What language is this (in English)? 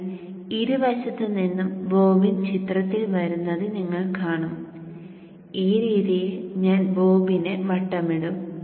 Malayalam